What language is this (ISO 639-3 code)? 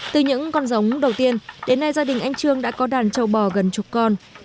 vie